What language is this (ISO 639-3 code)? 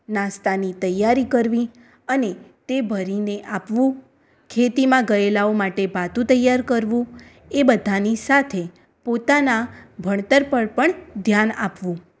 guj